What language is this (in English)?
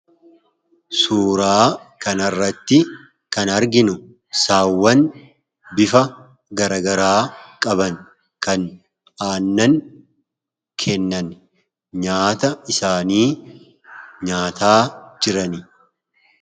Oromo